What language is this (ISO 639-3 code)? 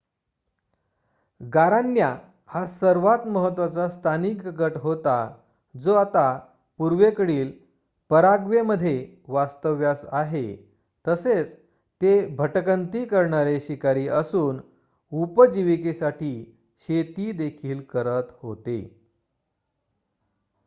mar